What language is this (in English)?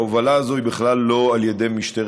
Hebrew